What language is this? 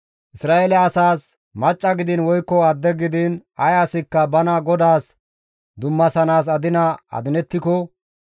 Gamo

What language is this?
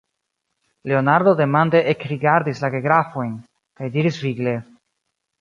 Esperanto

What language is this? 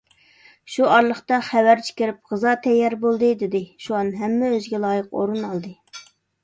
Uyghur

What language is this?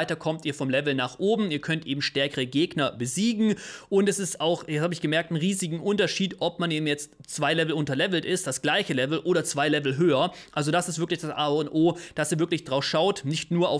German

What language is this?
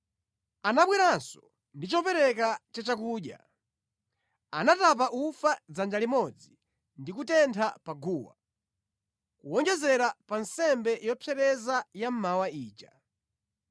Nyanja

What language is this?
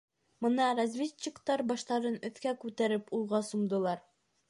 Bashkir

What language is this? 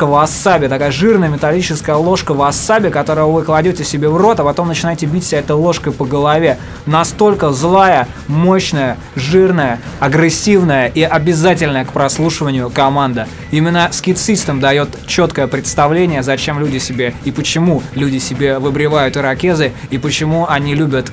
Russian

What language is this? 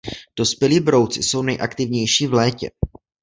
Czech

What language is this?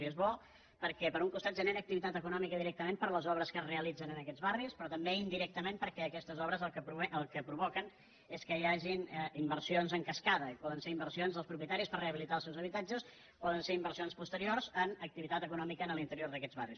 Catalan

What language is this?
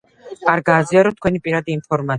Georgian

